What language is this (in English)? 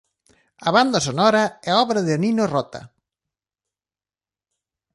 Galician